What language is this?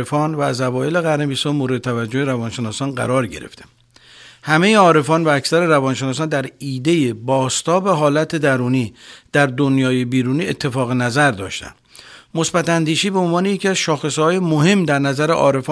Persian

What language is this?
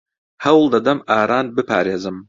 Central Kurdish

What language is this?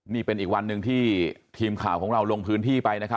Thai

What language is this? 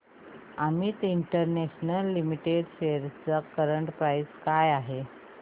Marathi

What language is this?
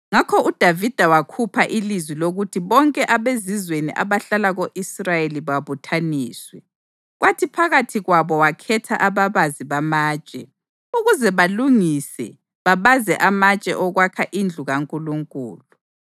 North Ndebele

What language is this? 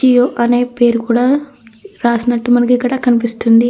Telugu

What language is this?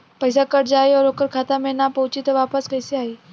Bhojpuri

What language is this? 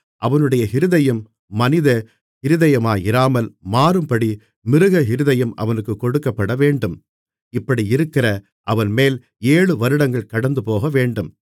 Tamil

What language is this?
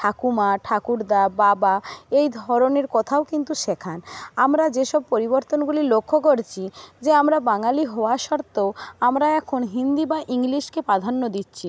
Bangla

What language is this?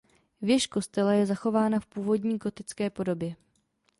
Czech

